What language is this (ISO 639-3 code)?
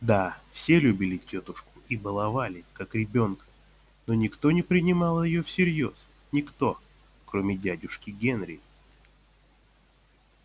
rus